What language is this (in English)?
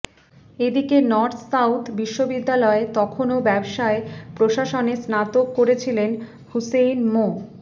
Bangla